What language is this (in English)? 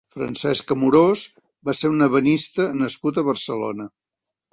Catalan